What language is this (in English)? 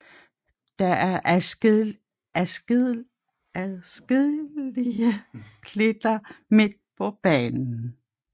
Danish